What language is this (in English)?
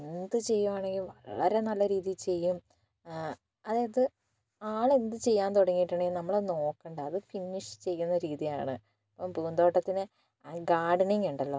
Malayalam